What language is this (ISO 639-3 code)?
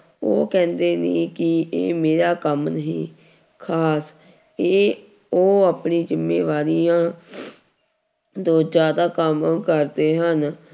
pan